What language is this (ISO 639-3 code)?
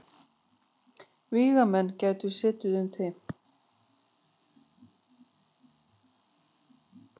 isl